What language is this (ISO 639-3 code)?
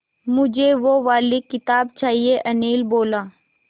hin